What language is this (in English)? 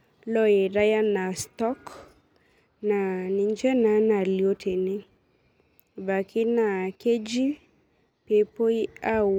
Masai